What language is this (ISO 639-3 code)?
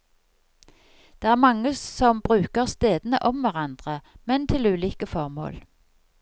nor